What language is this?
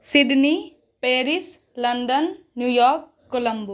Maithili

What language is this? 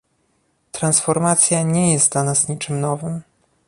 Polish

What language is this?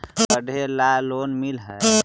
Magahi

